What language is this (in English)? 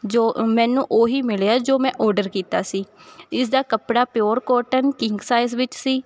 Punjabi